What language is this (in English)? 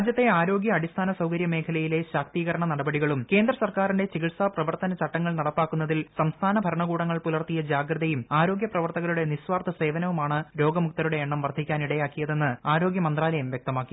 Malayalam